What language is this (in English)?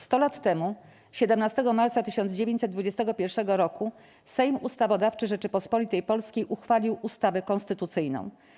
Polish